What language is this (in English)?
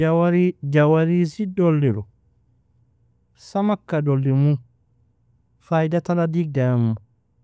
Nobiin